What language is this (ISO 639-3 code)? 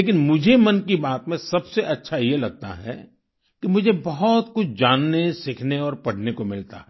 hin